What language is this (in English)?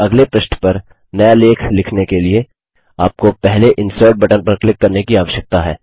Hindi